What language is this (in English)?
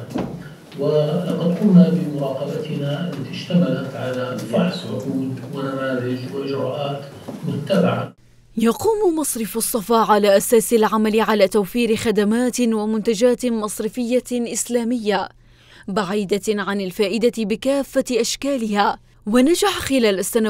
Arabic